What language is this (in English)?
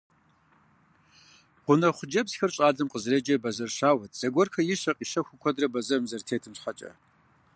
Kabardian